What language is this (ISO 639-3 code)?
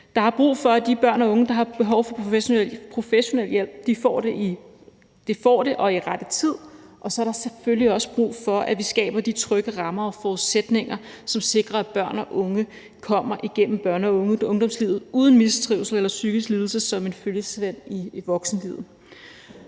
dan